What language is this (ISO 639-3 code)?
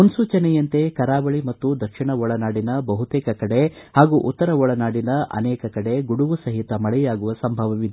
kan